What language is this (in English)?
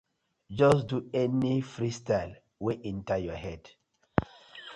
Nigerian Pidgin